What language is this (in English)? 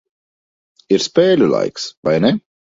Latvian